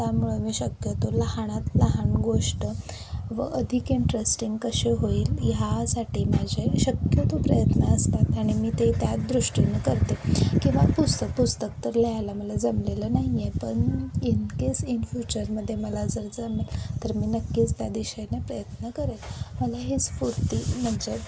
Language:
Marathi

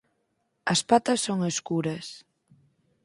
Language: Galician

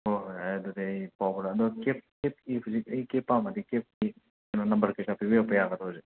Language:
Manipuri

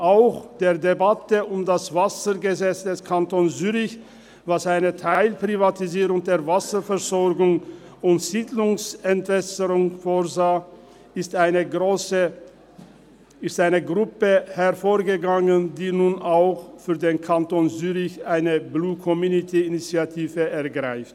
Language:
Swiss German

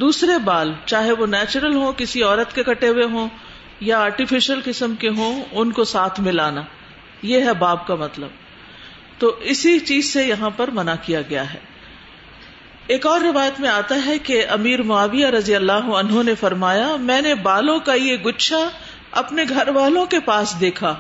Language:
Urdu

